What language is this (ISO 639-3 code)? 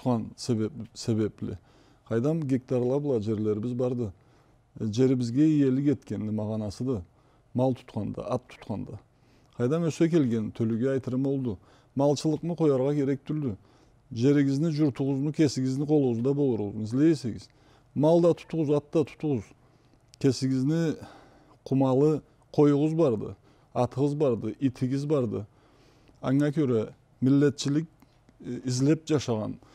tur